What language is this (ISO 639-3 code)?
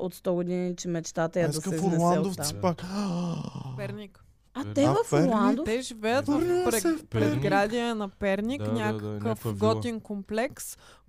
bul